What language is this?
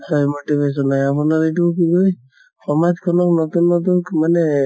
Assamese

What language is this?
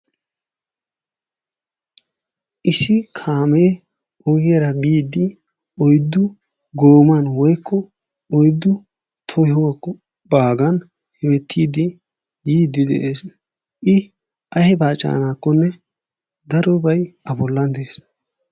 Wolaytta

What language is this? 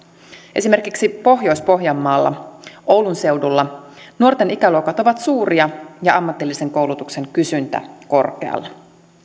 Finnish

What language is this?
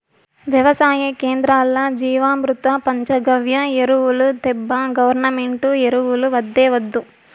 Telugu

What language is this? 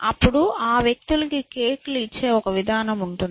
Telugu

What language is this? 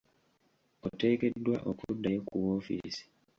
Ganda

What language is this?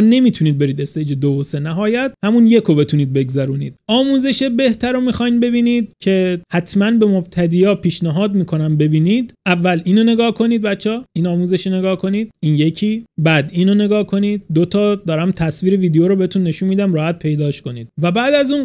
Persian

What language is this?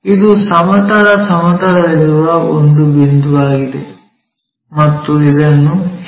Kannada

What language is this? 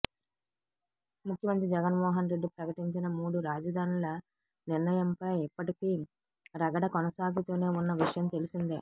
Telugu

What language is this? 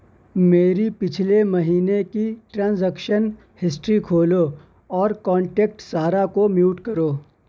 Urdu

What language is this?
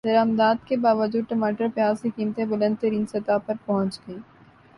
Urdu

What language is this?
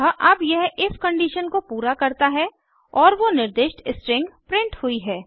Hindi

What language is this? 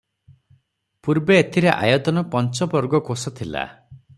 Odia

